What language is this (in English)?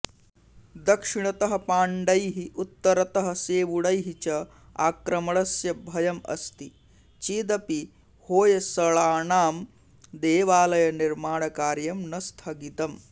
Sanskrit